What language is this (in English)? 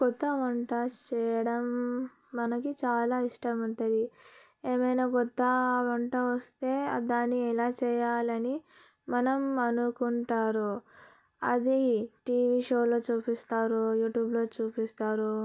Telugu